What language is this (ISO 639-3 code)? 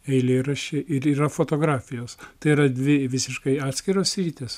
lit